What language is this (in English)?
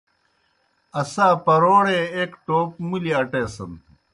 Kohistani Shina